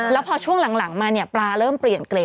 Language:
Thai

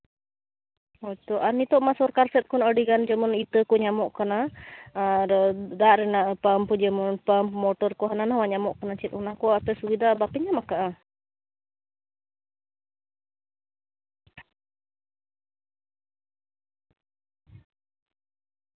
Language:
Santali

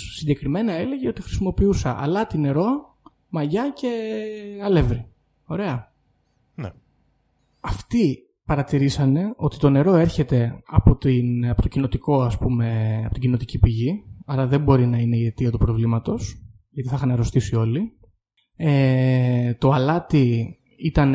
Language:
Greek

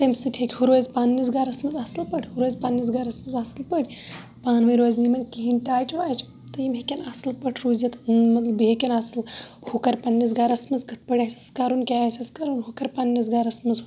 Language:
Kashmiri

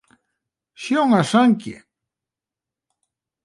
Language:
Western Frisian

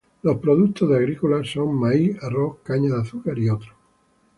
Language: Spanish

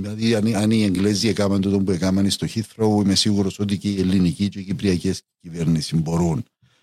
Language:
Greek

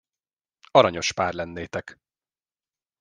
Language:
Hungarian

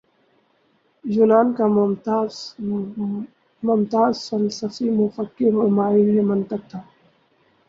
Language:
Urdu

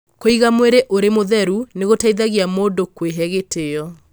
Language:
Kikuyu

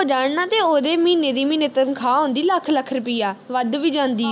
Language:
Punjabi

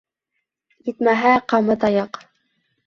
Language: Bashkir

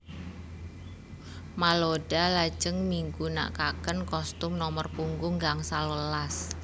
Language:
Javanese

